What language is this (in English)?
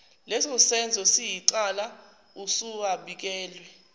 Zulu